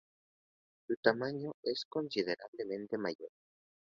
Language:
Spanish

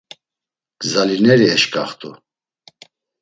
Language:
Laz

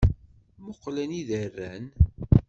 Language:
Kabyle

